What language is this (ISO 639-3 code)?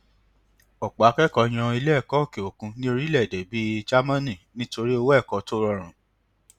yor